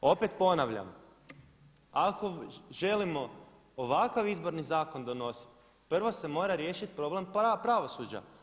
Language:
Croatian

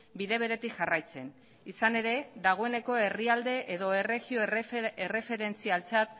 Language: Basque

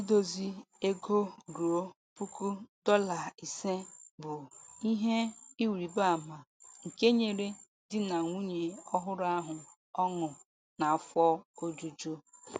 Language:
Igbo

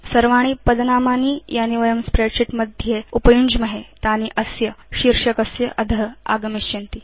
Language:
Sanskrit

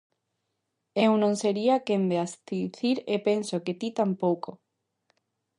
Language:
Galician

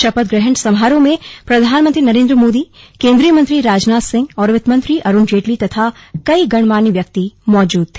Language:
Hindi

